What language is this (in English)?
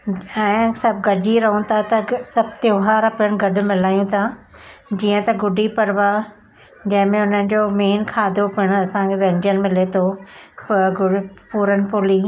Sindhi